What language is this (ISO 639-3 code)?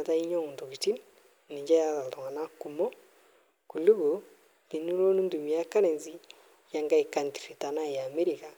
mas